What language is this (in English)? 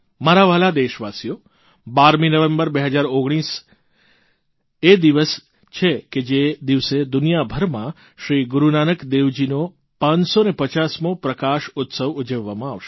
Gujarati